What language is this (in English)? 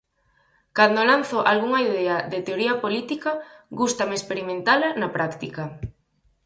Galician